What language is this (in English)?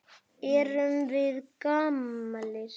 Icelandic